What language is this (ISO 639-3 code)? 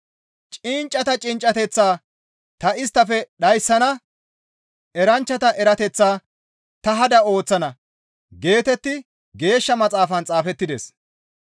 gmv